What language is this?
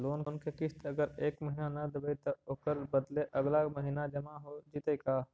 Magahi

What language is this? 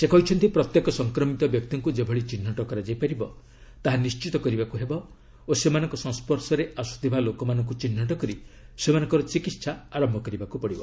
Odia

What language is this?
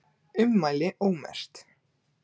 Icelandic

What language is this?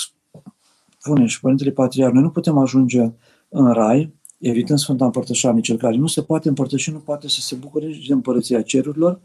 Romanian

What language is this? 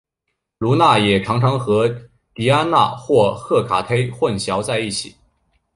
Chinese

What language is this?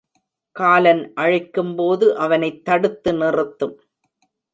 Tamil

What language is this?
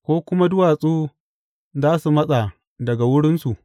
Hausa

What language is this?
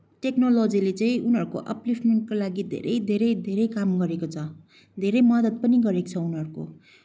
Nepali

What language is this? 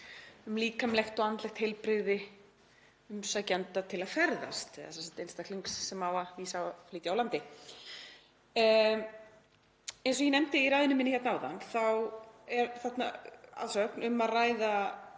Icelandic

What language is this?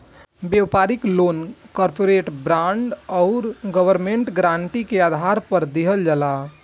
Bhojpuri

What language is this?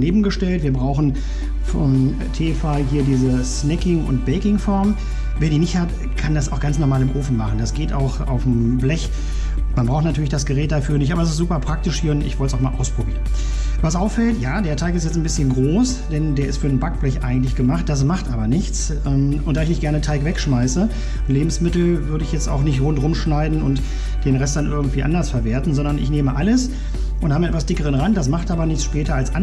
German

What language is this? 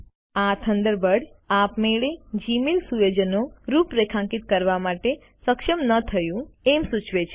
Gujarati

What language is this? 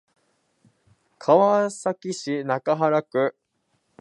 Japanese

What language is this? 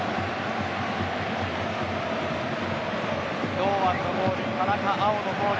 Japanese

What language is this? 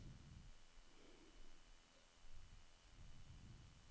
Norwegian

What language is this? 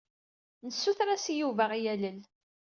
Kabyle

